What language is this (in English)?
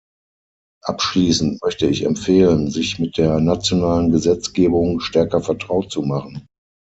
German